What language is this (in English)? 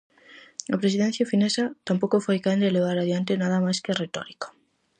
Galician